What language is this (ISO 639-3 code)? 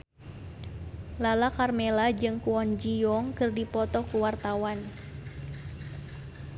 sun